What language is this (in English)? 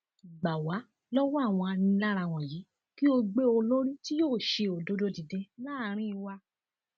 Yoruba